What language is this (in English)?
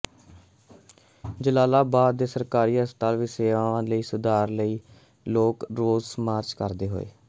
Punjabi